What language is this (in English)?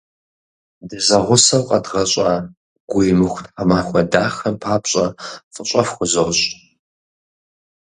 Kabardian